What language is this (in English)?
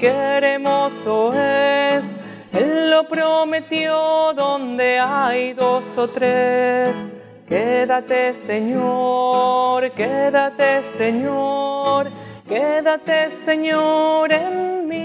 Spanish